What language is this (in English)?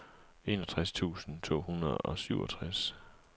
Danish